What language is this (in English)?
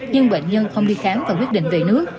Vietnamese